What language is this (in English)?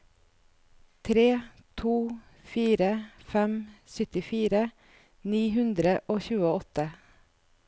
Norwegian